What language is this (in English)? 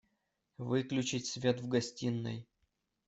Russian